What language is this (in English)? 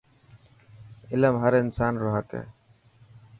Dhatki